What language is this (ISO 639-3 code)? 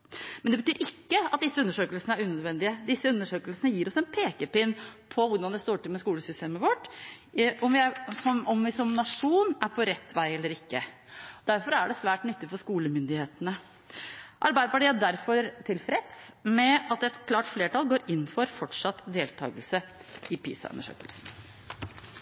nob